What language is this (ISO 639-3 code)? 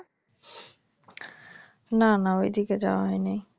ben